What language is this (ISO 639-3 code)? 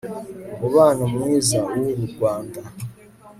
kin